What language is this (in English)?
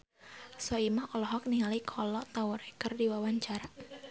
Sundanese